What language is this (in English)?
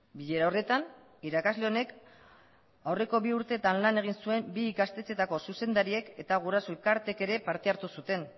Basque